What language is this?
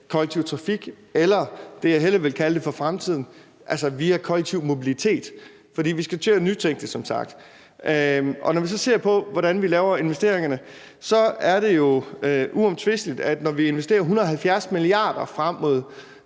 Danish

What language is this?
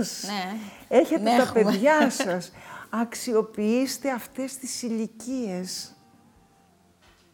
Greek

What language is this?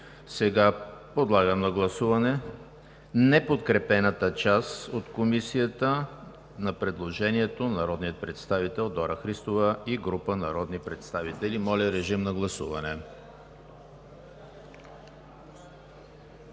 Bulgarian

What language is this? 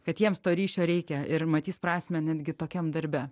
Lithuanian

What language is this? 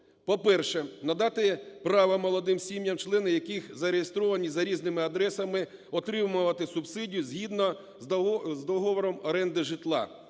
Ukrainian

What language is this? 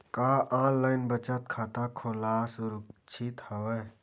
Chhattisgarhi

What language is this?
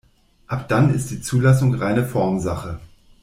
German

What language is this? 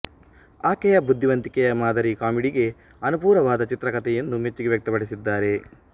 Kannada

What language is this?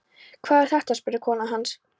Icelandic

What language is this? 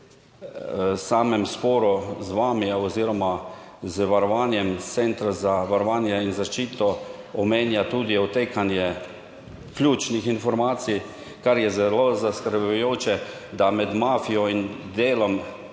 Slovenian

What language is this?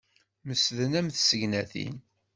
Kabyle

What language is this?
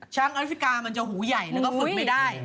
Thai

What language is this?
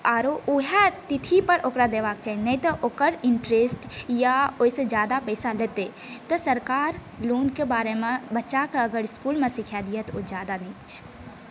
Maithili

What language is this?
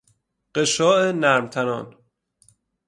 Persian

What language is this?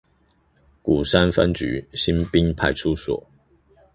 Chinese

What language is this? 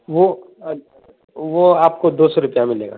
Urdu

